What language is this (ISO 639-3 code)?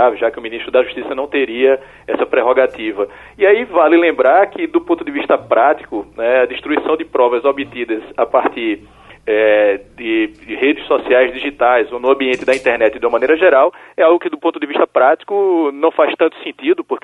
por